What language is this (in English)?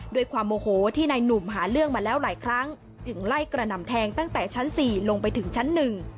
Thai